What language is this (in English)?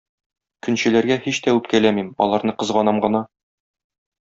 Tatar